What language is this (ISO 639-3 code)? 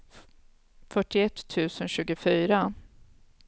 swe